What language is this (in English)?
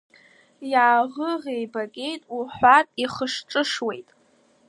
Abkhazian